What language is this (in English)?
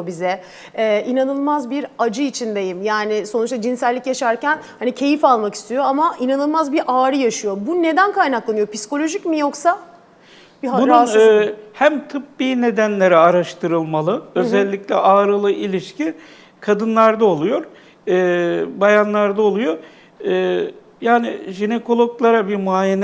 Turkish